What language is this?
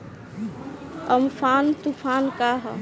Bhojpuri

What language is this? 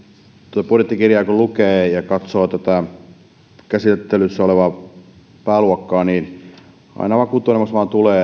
Finnish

